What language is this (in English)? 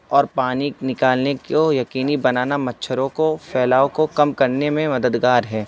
Urdu